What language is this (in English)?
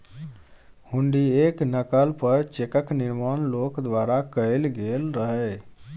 Maithili